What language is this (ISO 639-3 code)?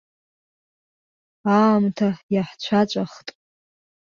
abk